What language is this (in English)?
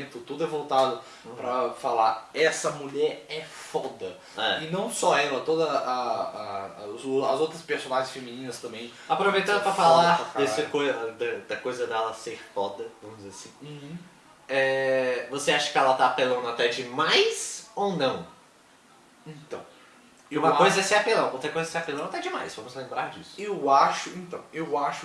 Portuguese